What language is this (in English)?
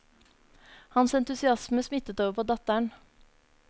Norwegian